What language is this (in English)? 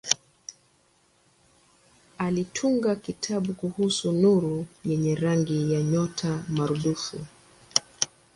Swahili